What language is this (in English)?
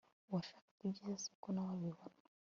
Kinyarwanda